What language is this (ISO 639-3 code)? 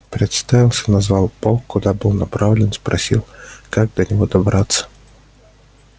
rus